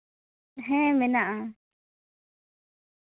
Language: Santali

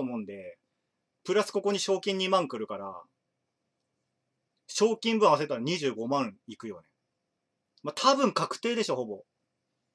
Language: Japanese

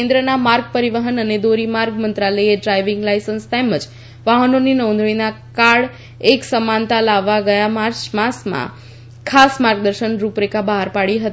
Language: Gujarati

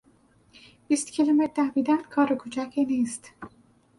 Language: Persian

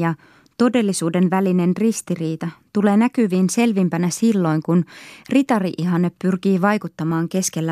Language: Finnish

